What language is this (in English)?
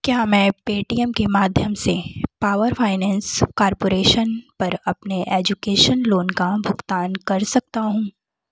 Hindi